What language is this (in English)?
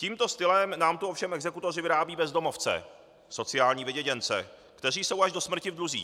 Czech